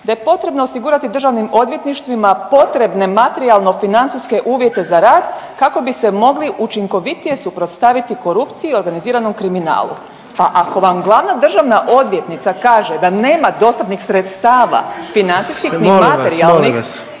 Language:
Croatian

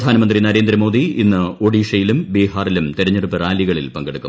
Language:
Malayalam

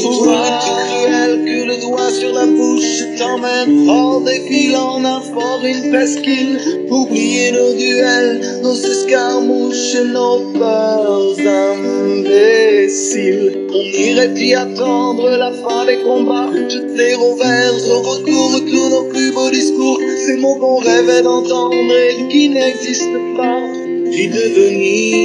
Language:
Romanian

